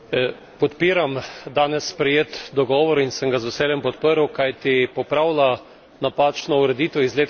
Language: Slovenian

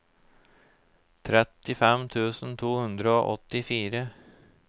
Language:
Norwegian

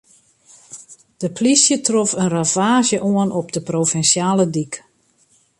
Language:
Western Frisian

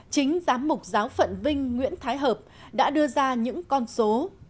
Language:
Vietnamese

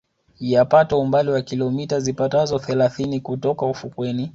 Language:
Swahili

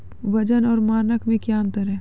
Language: Maithili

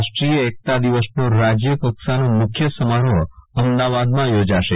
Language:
Gujarati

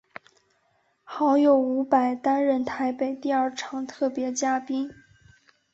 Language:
Chinese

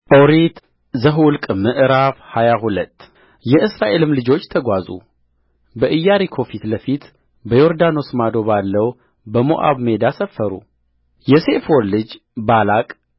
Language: Amharic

